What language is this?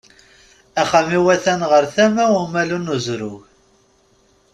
Kabyle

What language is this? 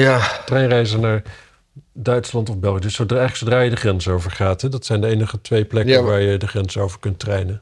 Dutch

